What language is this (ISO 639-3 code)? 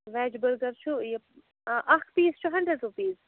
kas